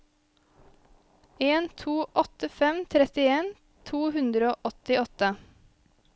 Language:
Norwegian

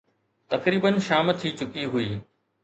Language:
Sindhi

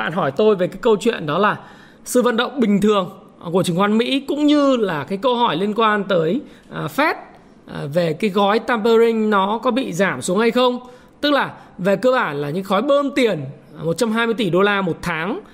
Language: Vietnamese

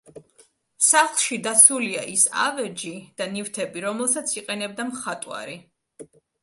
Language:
Georgian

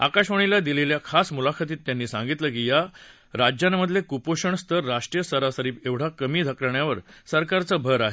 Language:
Marathi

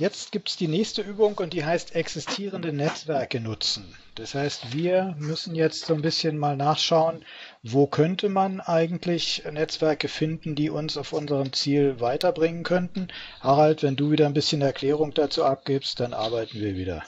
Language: German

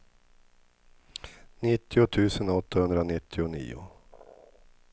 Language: Swedish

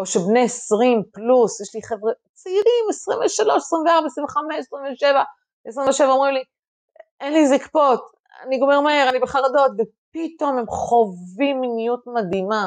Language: Hebrew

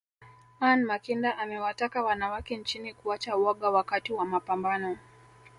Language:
Swahili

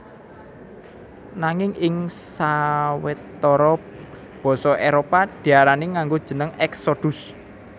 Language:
Javanese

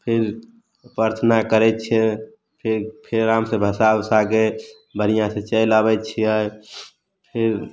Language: Maithili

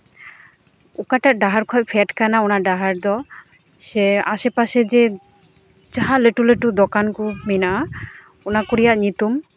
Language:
Santali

